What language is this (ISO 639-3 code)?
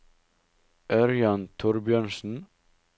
nor